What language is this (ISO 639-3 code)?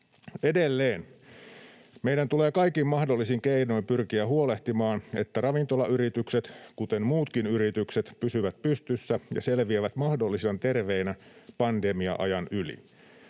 fin